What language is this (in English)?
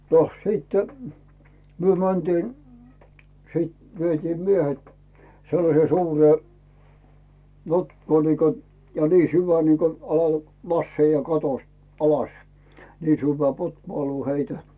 Finnish